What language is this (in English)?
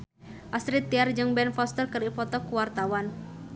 Sundanese